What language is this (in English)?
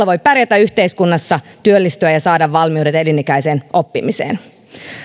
Finnish